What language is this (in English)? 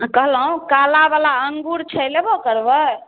Maithili